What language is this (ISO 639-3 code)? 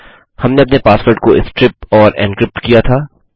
hin